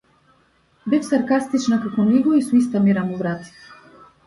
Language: Macedonian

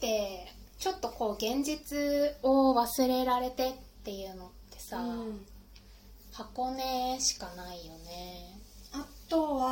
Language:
Japanese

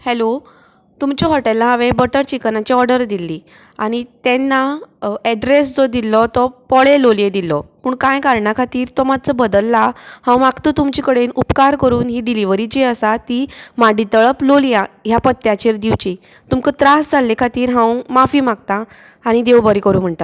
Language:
Konkani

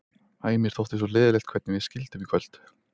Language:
Icelandic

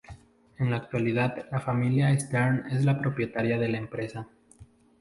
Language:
Spanish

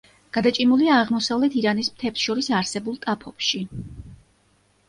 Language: Georgian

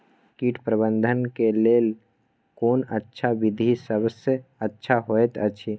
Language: Maithili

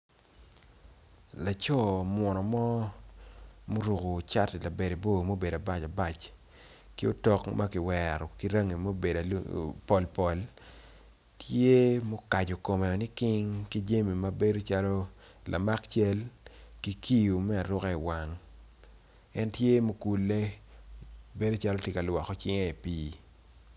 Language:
Acoli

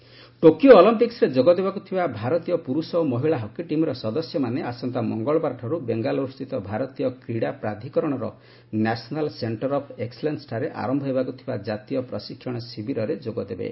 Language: Odia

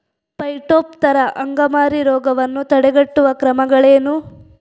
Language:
Kannada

